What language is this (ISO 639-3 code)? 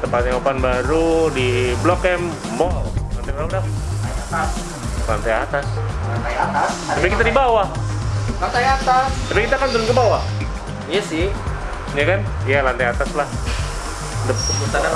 ind